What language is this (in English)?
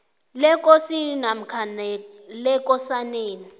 South Ndebele